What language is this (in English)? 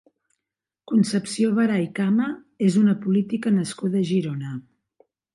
Catalan